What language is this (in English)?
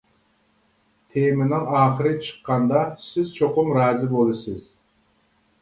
Uyghur